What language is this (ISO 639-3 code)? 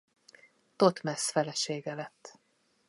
hun